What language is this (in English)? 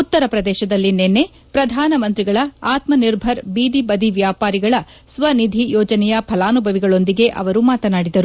Kannada